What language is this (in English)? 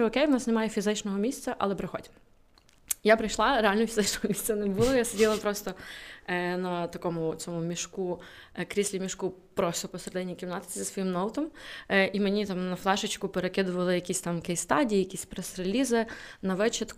Ukrainian